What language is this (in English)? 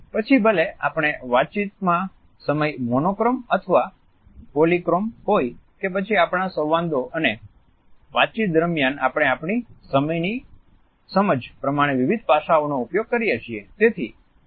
Gujarati